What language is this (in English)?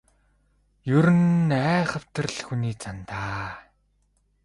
Mongolian